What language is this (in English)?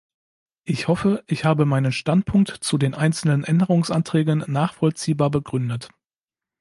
German